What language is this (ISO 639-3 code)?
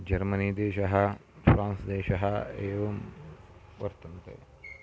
san